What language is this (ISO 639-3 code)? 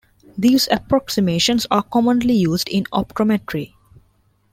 eng